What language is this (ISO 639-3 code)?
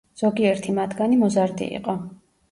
kat